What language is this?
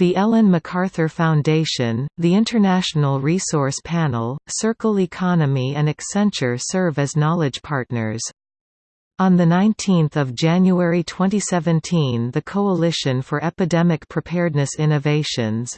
English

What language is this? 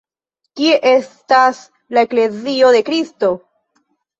Esperanto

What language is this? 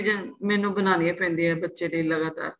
Punjabi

